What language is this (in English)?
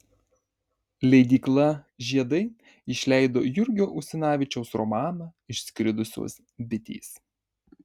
Lithuanian